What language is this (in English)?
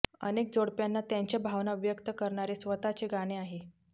Marathi